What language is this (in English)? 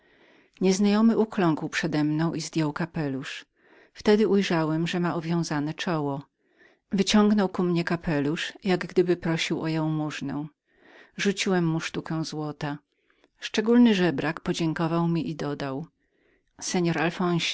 Polish